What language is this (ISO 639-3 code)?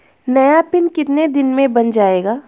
hin